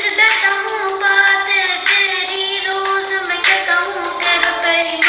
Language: Urdu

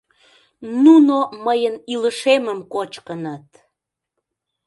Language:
Mari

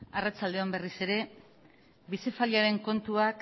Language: Basque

